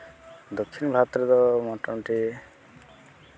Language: Santali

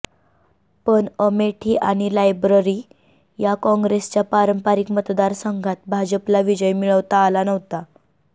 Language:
Marathi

